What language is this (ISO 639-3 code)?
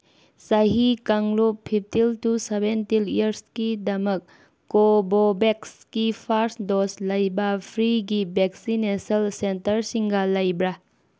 mni